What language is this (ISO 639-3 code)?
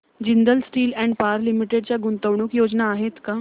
mar